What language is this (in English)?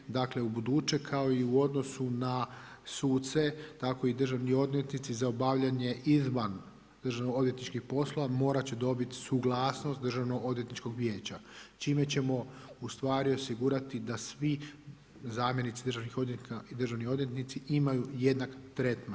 Croatian